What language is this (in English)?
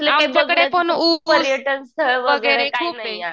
Marathi